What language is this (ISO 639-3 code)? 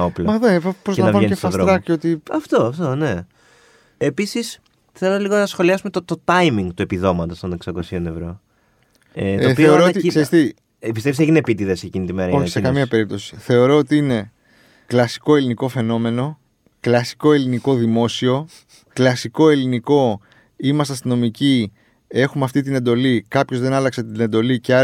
ell